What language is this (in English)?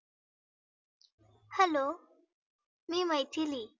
Marathi